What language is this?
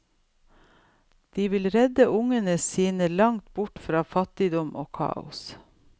Norwegian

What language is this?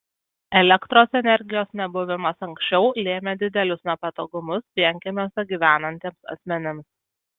Lithuanian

